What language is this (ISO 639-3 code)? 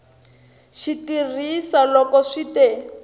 tso